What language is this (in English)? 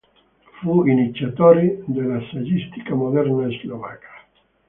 Italian